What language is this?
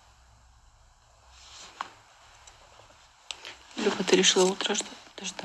Russian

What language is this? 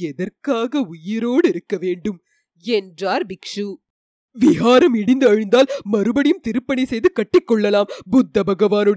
Tamil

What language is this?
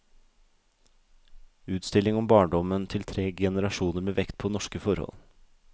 Norwegian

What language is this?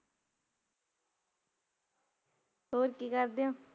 Punjabi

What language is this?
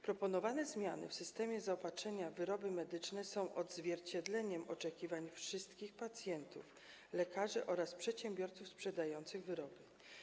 Polish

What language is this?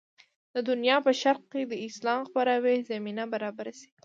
Pashto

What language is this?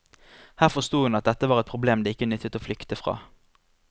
Norwegian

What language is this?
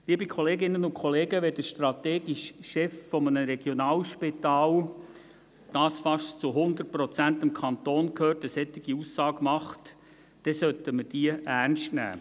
Swiss German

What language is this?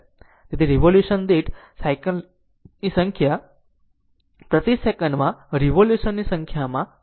Gujarati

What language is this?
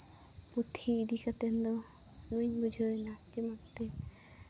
Santali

